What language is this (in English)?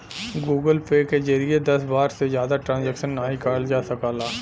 Bhojpuri